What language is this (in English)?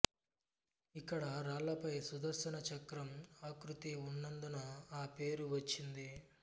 Telugu